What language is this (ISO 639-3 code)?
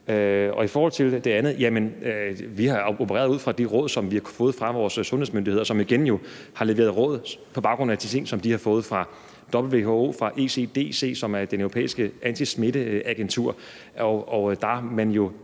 dan